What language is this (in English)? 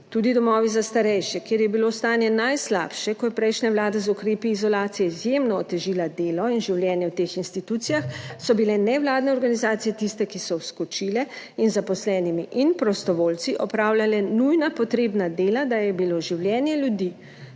Slovenian